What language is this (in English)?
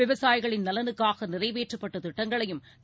Tamil